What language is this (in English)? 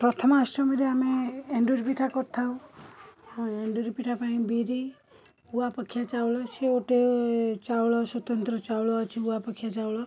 Odia